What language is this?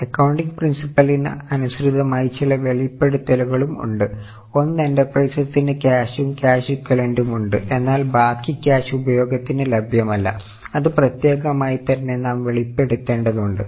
Malayalam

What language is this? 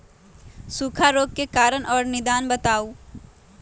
Magahi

